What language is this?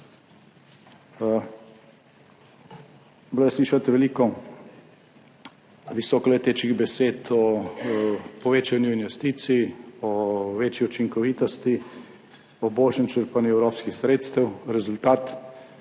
Slovenian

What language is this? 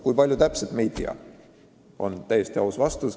Estonian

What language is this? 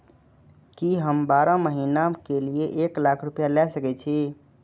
Maithili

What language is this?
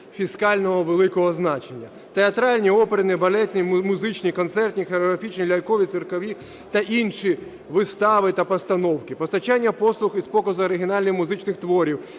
Ukrainian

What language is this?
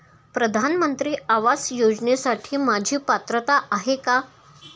Marathi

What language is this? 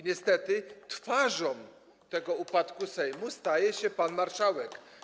Polish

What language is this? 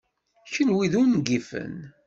Kabyle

